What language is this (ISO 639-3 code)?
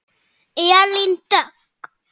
isl